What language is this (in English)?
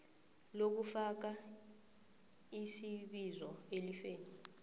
South Ndebele